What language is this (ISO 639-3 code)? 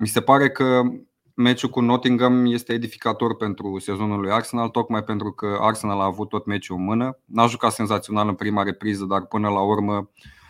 ron